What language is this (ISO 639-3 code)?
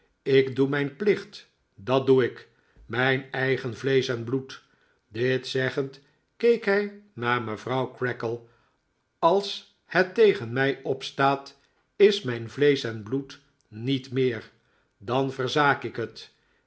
nld